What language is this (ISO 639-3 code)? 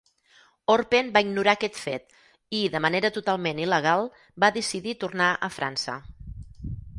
cat